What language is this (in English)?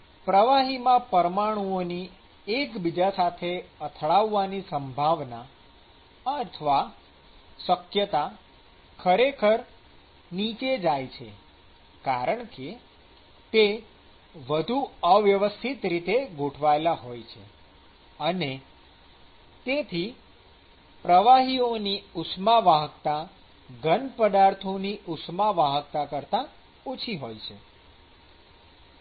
Gujarati